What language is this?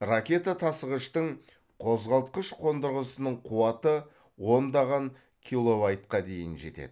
Kazakh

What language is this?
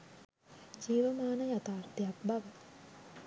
Sinhala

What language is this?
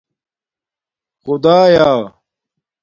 Domaaki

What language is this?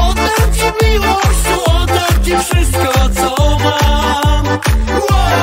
Polish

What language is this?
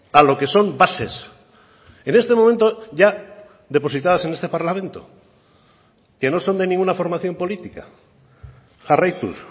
Spanish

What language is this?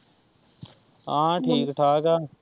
Punjabi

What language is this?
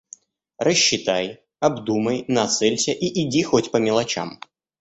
Russian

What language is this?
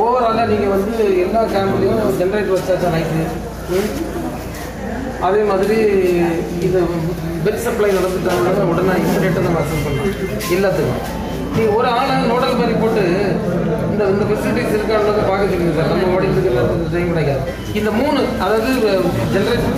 Tamil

